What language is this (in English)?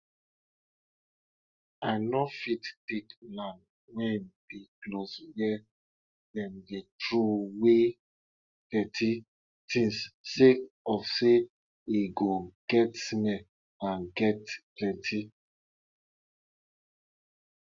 Nigerian Pidgin